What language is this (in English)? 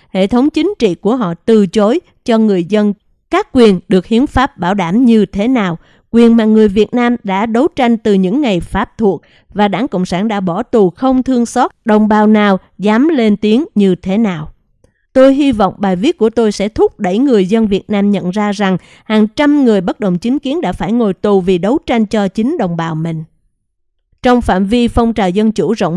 Vietnamese